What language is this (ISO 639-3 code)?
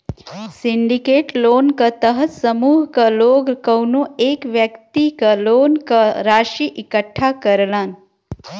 bho